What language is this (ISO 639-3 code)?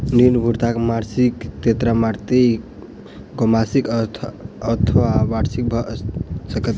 mai